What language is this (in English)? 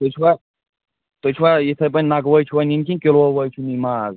Kashmiri